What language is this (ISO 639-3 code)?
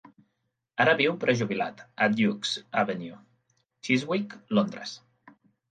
cat